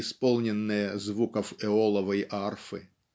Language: Russian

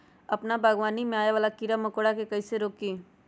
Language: Magahi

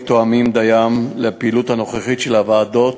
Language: Hebrew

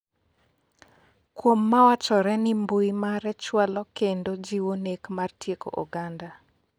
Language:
Luo (Kenya and Tanzania)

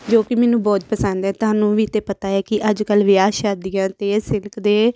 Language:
Punjabi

